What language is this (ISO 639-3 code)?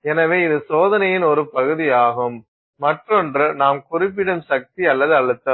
tam